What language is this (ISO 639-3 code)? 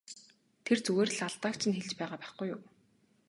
mon